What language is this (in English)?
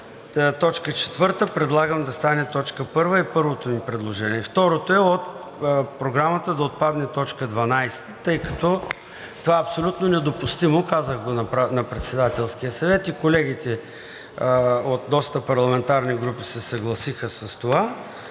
Bulgarian